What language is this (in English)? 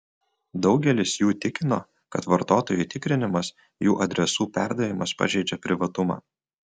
Lithuanian